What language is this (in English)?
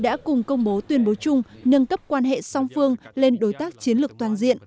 Vietnamese